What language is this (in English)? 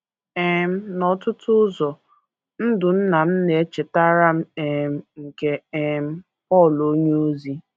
Igbo